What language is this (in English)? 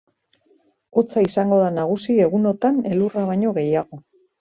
Basque